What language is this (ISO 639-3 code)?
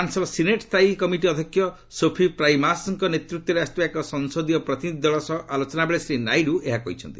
ori